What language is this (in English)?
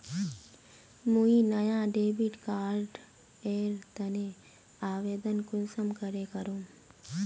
Magahi